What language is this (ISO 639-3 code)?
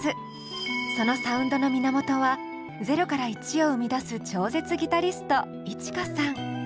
jpn